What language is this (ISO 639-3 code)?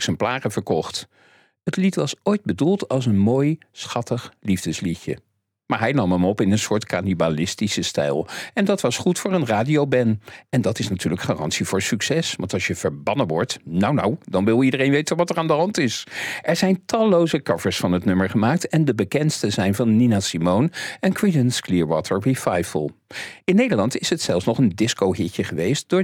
nld